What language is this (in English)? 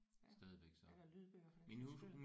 Danish